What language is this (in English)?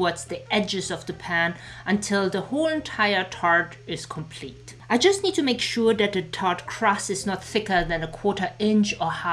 English